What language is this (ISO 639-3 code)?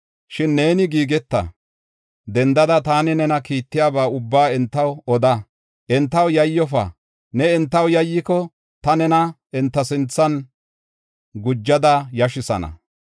gof